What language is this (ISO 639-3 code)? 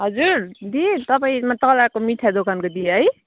nep